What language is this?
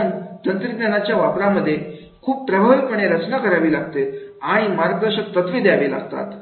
Marathi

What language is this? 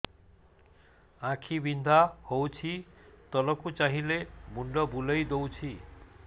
Odia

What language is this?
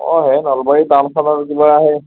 Assamese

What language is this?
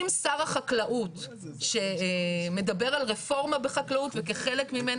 Hebrew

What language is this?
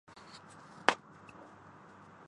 Urdu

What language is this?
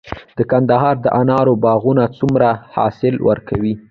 Pashto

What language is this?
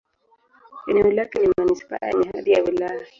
Swahili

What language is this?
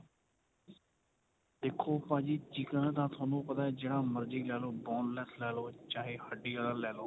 Punjabi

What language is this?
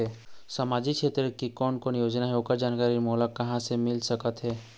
Chhattisgarhi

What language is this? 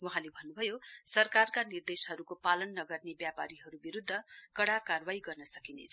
Nepali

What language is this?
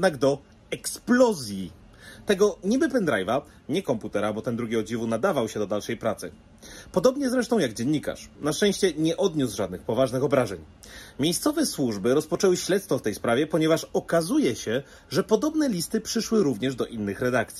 Polish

